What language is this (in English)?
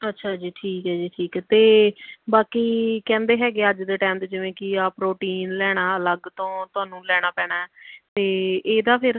Punjabi